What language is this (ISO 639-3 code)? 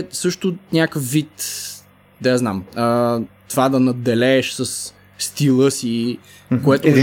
bul